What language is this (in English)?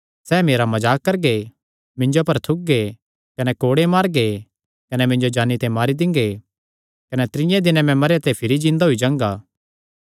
Kangri